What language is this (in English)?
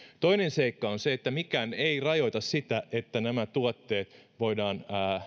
Finnish